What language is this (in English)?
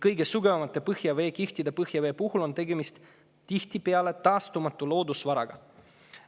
Estonian